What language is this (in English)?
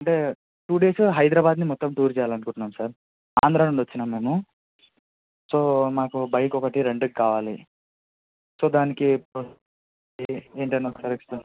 Telugu